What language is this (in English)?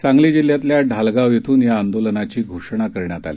Marathi